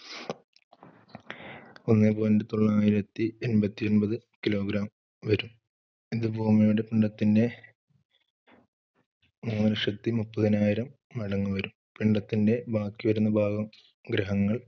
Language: Malayalam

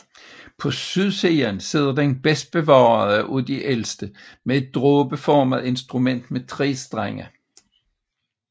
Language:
Danish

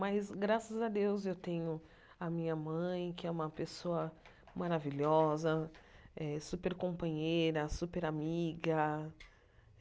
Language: Portuguese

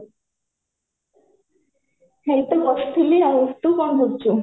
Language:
Odia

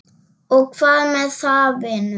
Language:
Icelandic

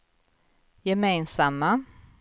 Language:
Swedish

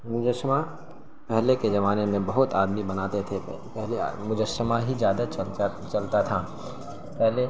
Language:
Urdu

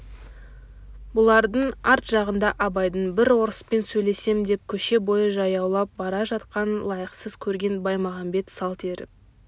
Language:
Kazakh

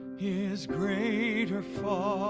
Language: English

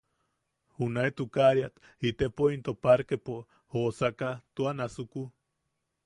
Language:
Yaqui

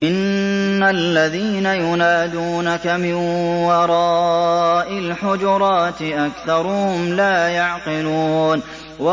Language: Arabic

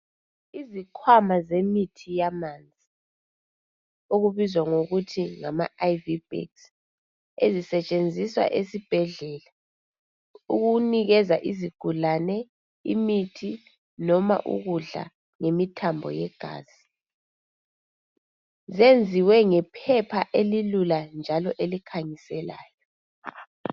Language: North Ndebele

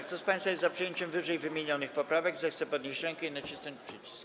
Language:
Polish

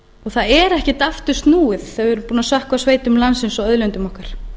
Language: Icelandic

